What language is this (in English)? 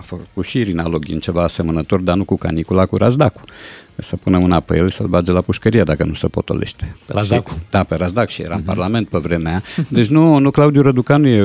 Romanian